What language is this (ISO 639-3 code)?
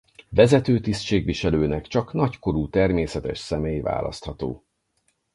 hun